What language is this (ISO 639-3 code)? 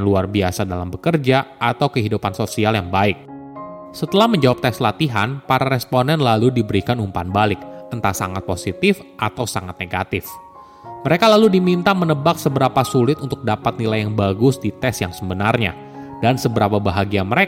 ind